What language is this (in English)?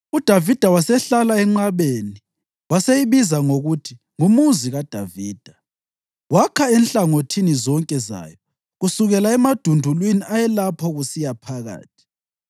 North Ndebele